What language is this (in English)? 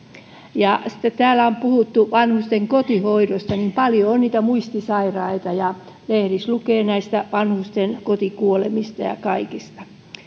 Finnish